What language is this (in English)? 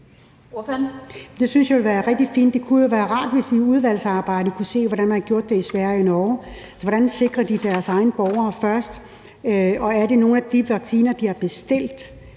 Danish